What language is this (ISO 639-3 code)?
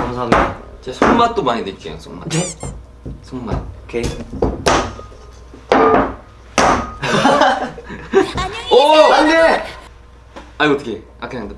kor